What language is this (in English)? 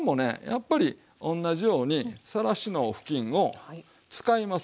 Japanese